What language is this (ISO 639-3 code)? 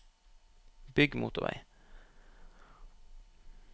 nor